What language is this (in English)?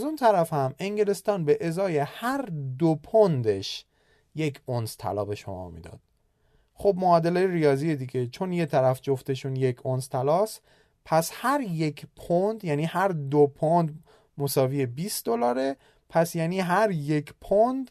Persian